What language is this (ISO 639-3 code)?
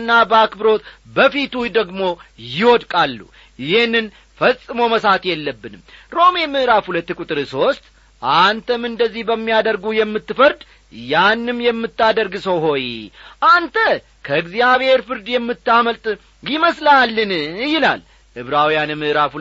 amh